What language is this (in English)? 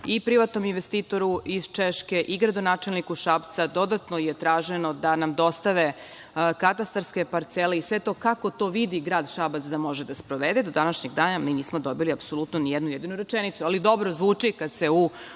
Serbian